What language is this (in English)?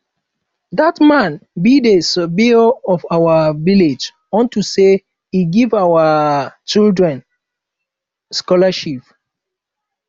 Nigerian Pidgin